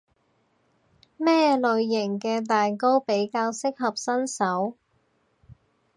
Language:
Cantonese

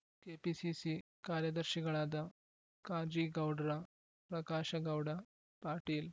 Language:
Kannada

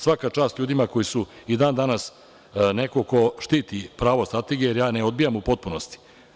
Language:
Serbian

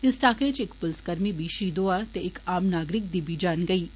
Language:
Dogri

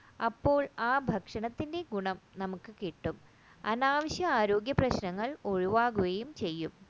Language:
Malayalam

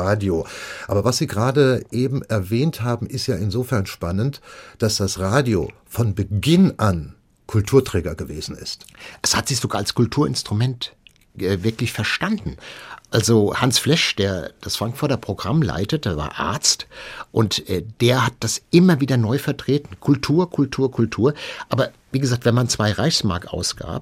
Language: German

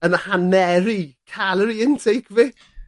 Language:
Welsh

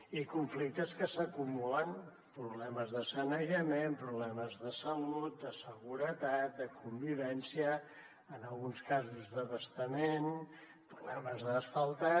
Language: Catalan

